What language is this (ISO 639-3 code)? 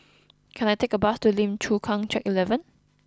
eng